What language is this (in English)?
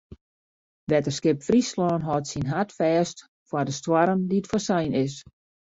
Western Frisian